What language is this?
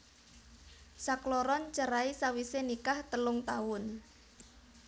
Javanese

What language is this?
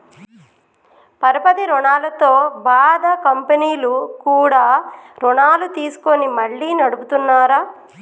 Telugu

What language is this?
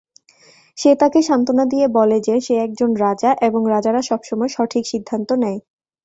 Bangla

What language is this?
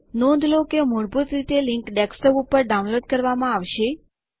Gujarati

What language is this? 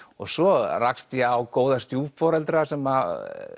Icelandic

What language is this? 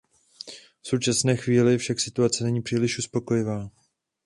Czech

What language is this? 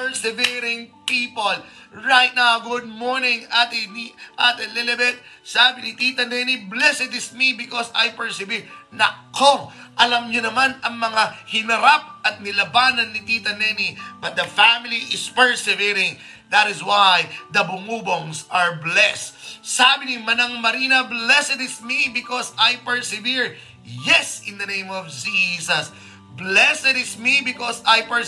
Filipino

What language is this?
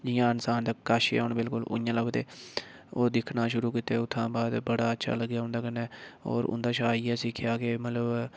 Dogri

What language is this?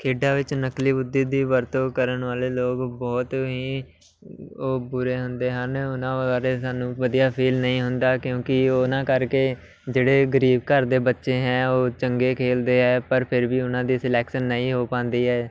Punjabi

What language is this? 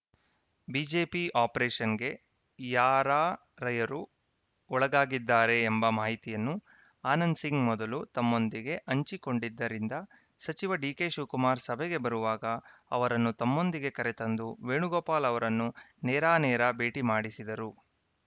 Kannada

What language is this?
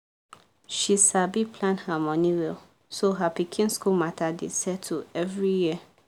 Nigerian Pidgin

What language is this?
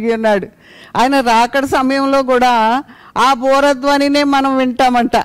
Telugu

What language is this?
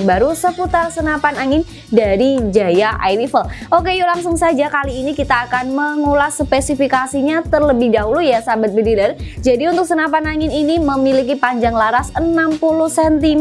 Indonesian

